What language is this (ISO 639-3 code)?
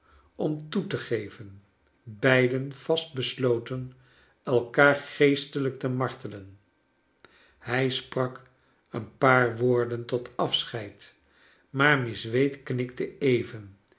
nld